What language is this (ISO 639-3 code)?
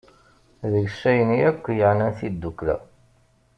kab